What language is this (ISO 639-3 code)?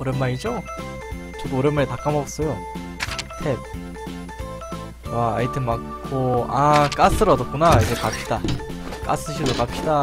kor